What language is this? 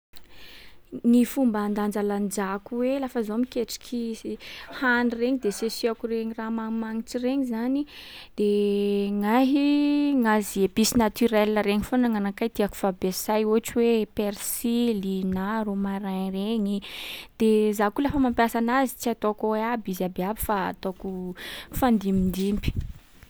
Sakalava Malagasy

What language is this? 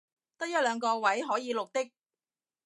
Cantonese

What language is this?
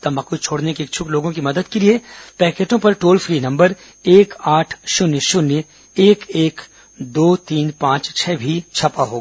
Hindi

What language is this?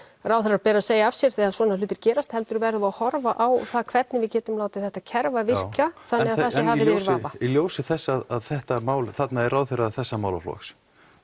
Icelandic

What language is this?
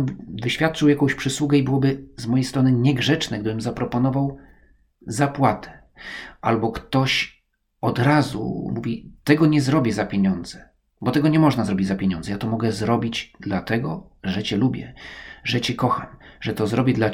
Polish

